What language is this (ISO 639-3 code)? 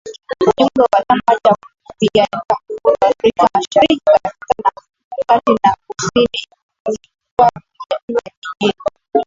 swa